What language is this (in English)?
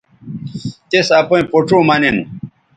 Bateri